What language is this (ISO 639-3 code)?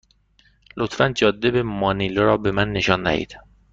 fas